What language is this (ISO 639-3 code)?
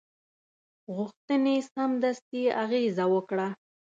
pus